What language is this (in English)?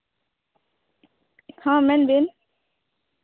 Santali